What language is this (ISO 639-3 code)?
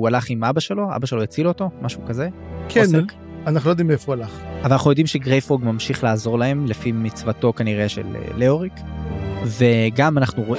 heb